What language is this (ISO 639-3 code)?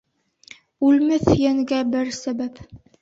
bak